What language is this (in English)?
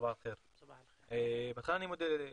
Hebrew